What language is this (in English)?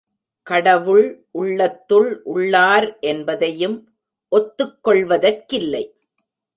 Tamil